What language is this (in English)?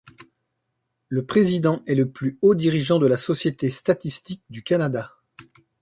French